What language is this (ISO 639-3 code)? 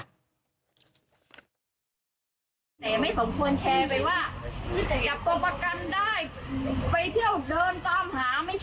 tha